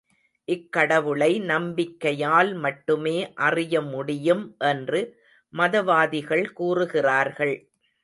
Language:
Tamil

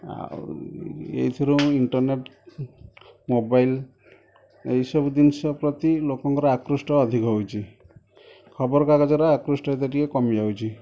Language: Odia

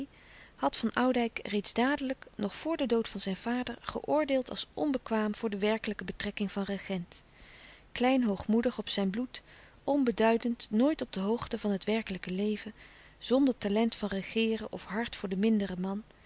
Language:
Dutch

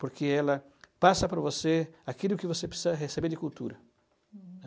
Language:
Portuguese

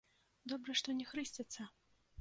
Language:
Belarusian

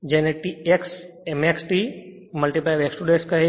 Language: Gujarati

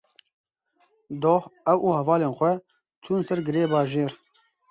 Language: Kurdish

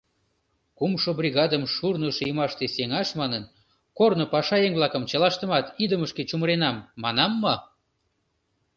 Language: Mari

